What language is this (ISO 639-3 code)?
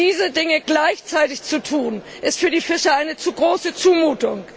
deu